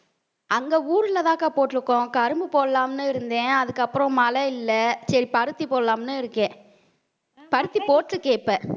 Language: Tamil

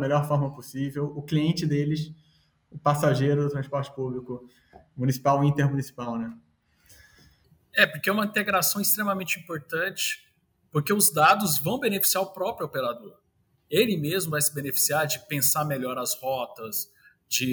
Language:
Portuguese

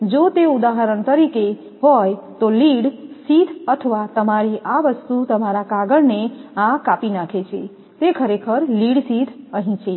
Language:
Gujarati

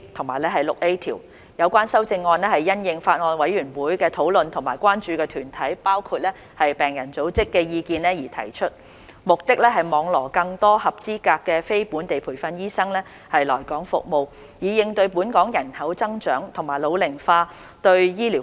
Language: Cantonese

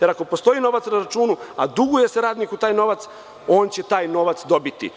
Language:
Serbian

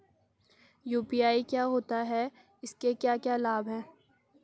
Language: Hindi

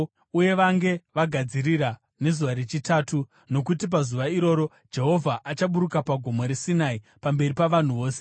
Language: Shona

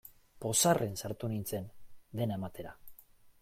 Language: Basque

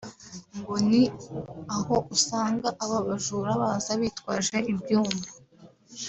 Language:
Kinyarwanda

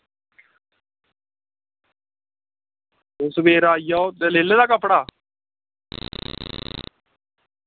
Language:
Dogri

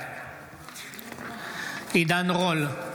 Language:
Hebrew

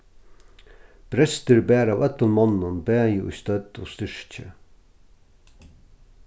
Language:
Faroese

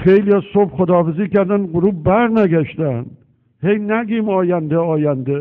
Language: Persian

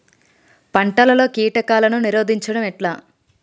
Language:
Telugu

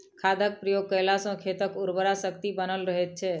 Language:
Maithili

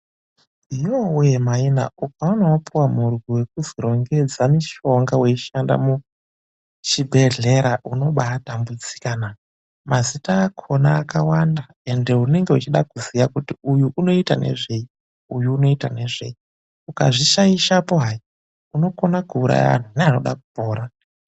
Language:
Ndau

